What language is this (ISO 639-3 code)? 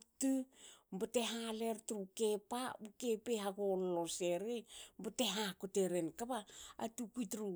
hao